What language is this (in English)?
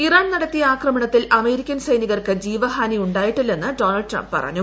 Malayalam